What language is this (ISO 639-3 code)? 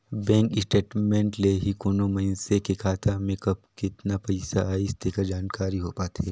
hne